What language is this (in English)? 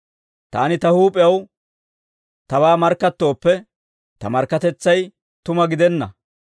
Dawro